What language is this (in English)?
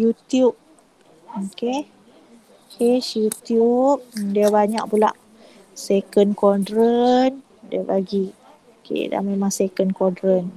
Malay